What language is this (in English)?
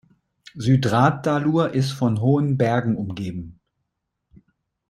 German